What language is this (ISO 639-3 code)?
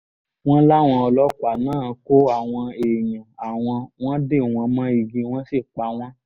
yor